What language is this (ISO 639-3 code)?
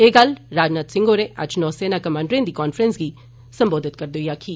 doi